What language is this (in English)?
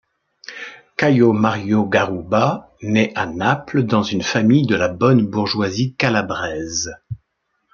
French